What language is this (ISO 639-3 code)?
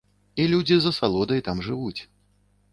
bel